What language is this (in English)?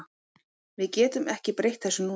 Icelandic